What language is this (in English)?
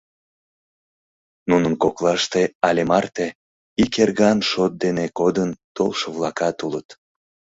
Mari